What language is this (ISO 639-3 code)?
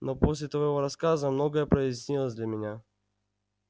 rus